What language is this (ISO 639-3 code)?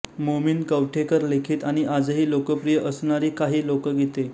mar